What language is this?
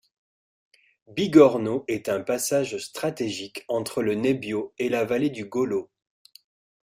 French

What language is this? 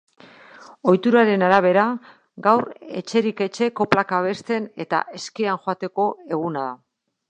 Basque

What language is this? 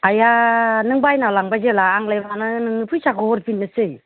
Bodo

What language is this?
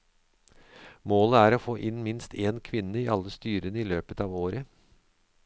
Norwegian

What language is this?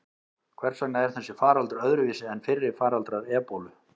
Icelandic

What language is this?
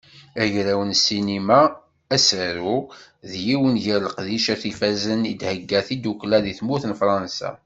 Kabyle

